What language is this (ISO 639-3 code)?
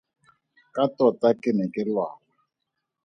tsn